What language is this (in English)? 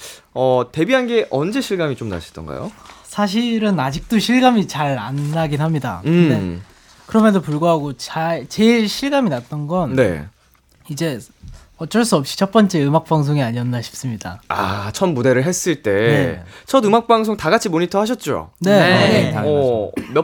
Korean